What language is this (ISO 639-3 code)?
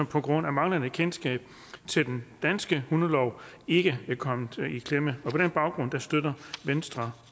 dan